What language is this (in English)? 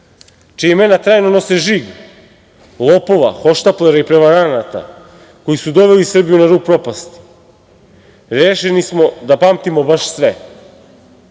Serbian